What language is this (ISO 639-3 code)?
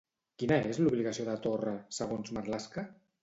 cat